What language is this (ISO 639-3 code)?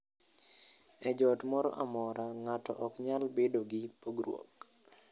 luo